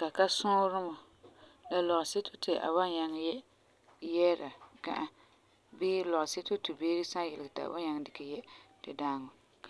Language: Frafra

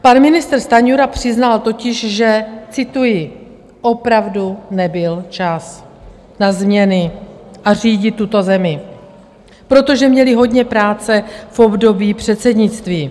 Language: Czech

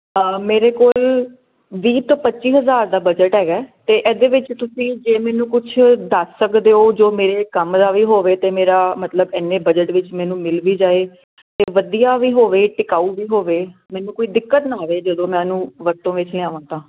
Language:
Punjabi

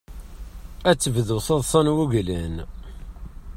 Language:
Kabyle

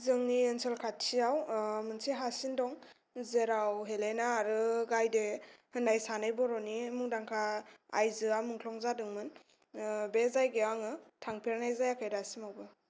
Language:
Bodo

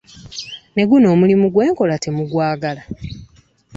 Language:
Ganda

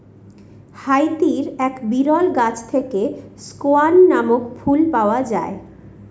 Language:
Bangla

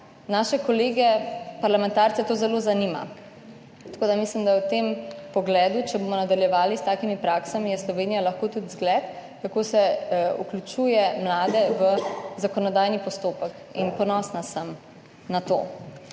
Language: Slovenian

